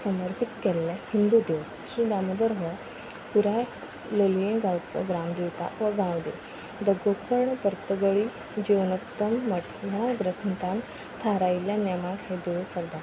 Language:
Konkani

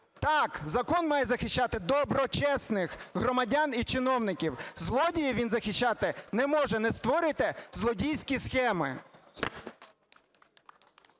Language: Ukrainian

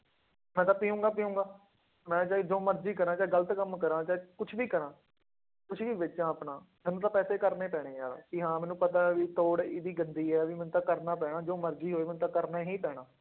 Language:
Punjabi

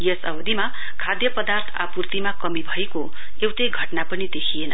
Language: Nepali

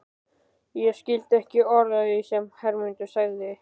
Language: Icelandic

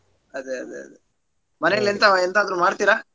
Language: Kannada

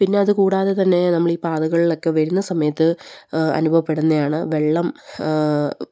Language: Malayalam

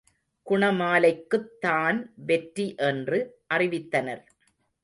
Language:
Tamil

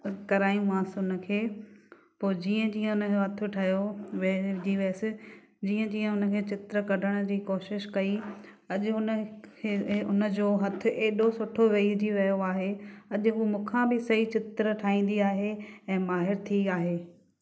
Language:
Sindhi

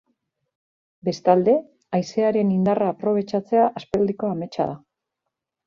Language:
Basque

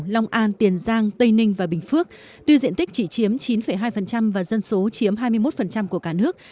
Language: Vietnamese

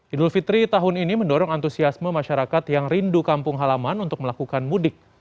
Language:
Indonesian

